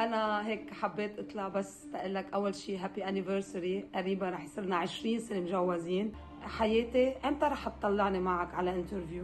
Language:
Arabic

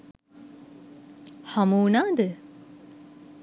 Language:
Sinhala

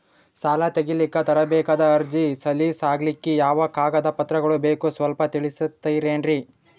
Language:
Kannada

